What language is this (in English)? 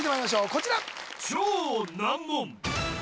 Japanese